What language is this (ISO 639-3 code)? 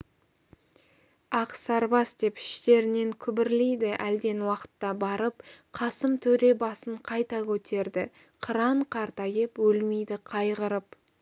kaz